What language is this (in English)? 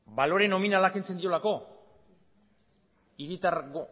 Basque